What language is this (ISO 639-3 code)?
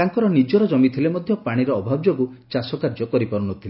ori